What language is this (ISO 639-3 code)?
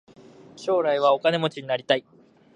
jpn